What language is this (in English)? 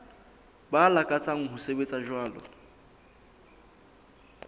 Southern Sotho